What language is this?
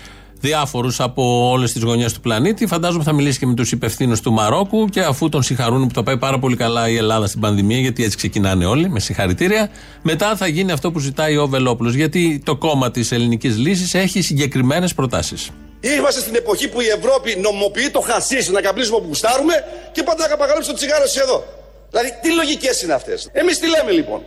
Greek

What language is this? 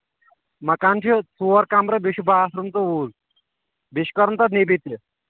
Kashmiri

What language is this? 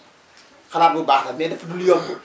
Wolof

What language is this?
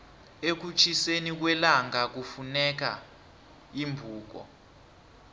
South Ndebele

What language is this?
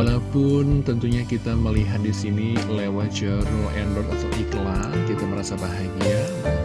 Indonesian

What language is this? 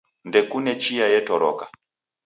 Taita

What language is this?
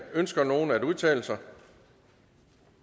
Danish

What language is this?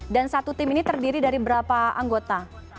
Indonesian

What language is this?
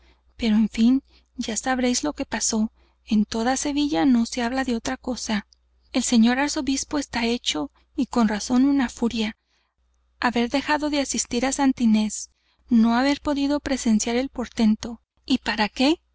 Spanish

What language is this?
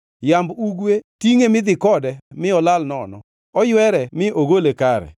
Luo (Kenya and Tanzania)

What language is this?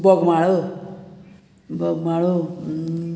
Konkani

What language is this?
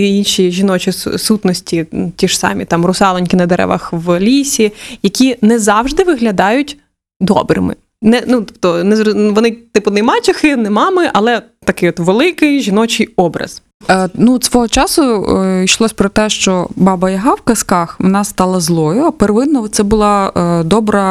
Ukrainian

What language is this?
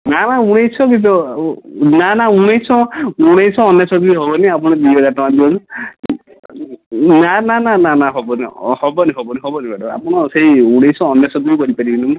Odia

